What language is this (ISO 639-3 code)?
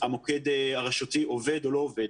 heb